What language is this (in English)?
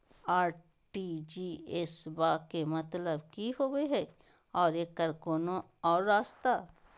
Magahi